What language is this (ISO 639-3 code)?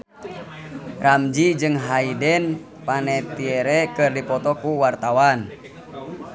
sun